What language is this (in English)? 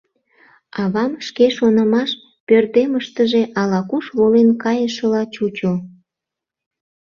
Mari